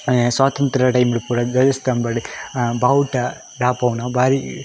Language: Tulu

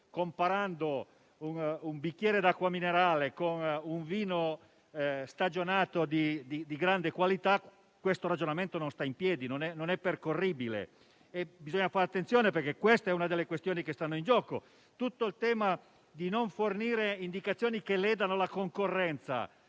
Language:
Italian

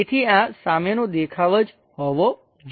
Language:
Gujarati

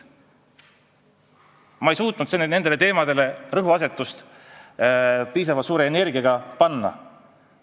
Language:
Estonian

